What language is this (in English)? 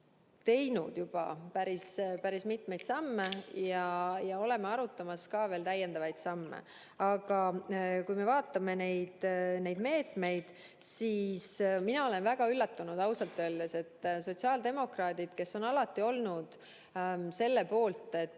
Estonian